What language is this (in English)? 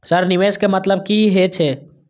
Maithili